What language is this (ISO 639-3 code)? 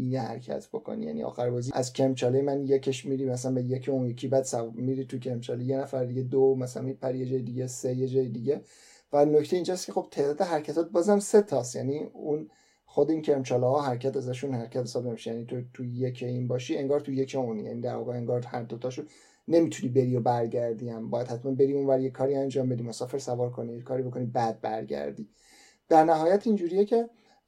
fas